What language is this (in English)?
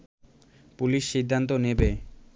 Bangla